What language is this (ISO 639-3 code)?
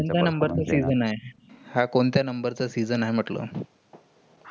mar